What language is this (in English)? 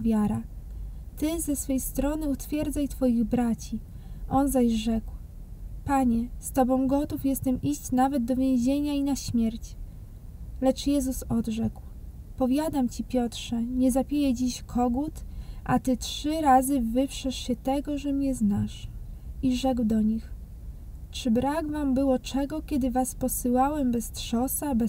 Polish